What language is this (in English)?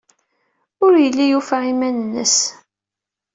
Kabyle